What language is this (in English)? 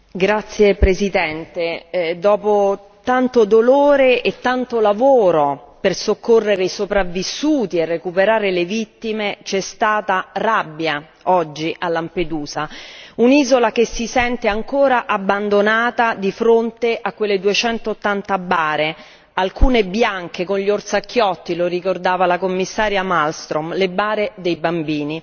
Italian